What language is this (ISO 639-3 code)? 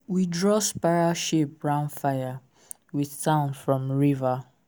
pcm